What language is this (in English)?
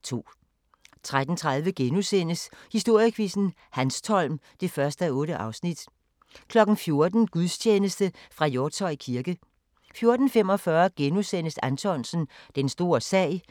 Danish